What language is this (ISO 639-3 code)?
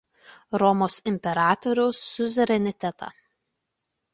lit